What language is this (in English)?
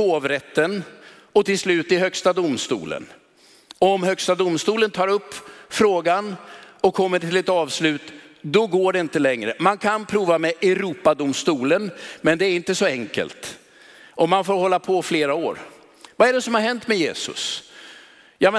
Swedish